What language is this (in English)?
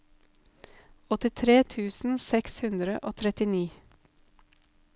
Norwegian